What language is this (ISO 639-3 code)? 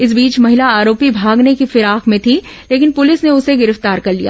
hin